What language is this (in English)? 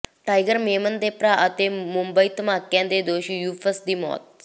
Punjabi